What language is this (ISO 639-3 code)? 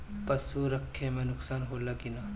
bho